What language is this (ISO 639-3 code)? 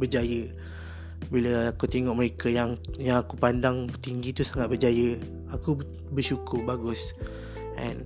msa